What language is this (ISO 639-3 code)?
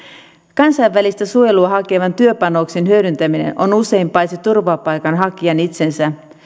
fin